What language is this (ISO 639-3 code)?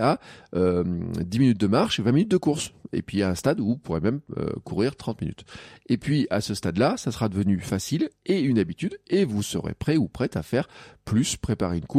fra